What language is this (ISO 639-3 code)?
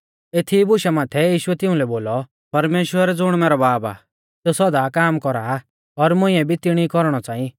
bfz